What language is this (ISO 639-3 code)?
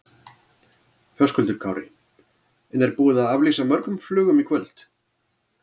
isl